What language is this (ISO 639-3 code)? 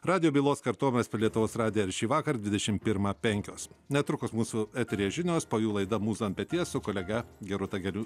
lit